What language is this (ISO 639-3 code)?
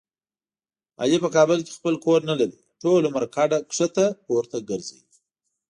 pus